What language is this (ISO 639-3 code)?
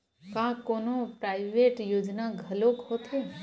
hne